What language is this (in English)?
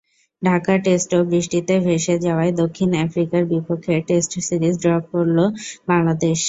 Bangla